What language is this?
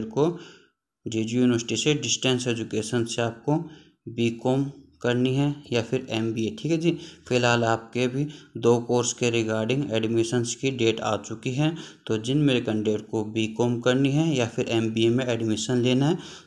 Hindi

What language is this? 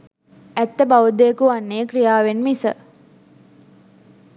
Sinhala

